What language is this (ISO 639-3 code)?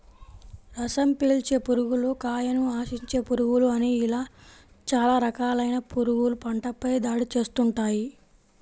tel